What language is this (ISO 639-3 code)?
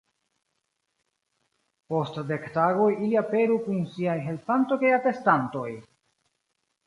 epo